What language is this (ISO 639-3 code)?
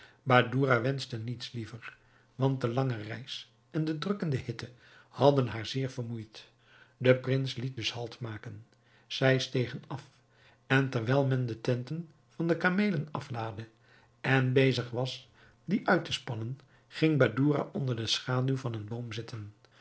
nld